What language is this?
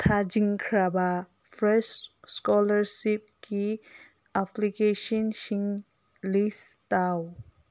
Manipuri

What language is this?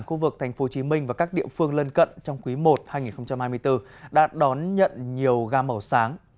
Vietnamese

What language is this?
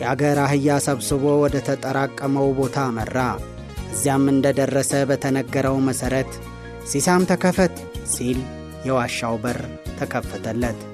Amharic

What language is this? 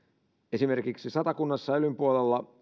Finnish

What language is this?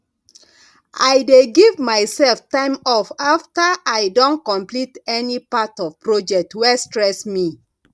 Nigerian Pidgin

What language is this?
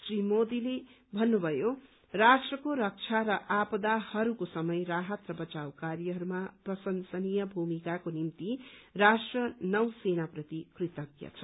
Nepali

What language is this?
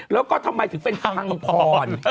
Thai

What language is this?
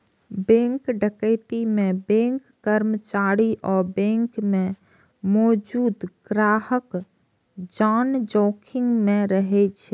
Maithili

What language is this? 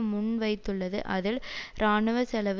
Tamil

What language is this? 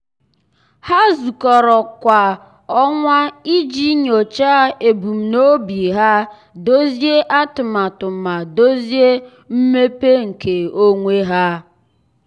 Igbo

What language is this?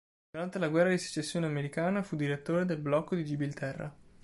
Italian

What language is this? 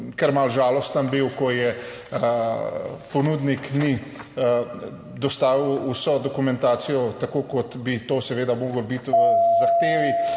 Slovenian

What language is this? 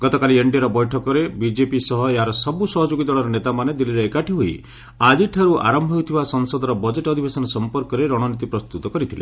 Odia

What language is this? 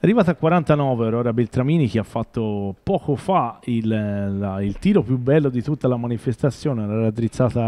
Italian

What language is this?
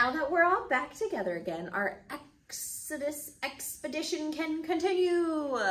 English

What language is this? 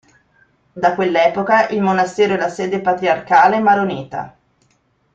Italian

